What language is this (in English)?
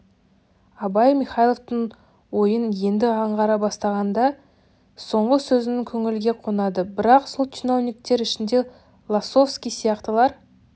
Kazakh